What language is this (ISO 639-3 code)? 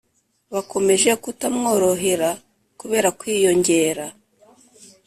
kin